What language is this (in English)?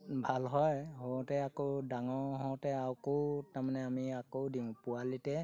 Assamese